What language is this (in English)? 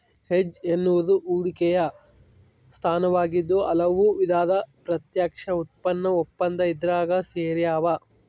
Kannada